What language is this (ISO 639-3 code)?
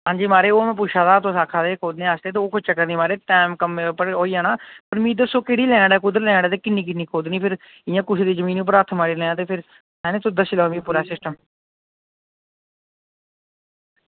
doi